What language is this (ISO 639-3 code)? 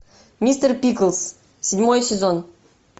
rus